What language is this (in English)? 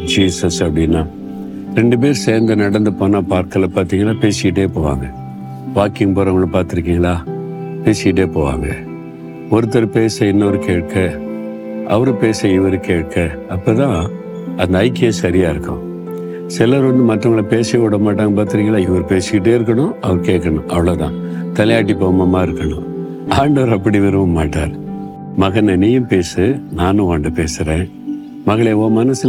Tamil